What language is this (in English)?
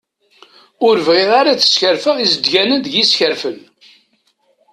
Kabyle